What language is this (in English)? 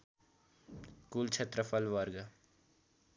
Nepali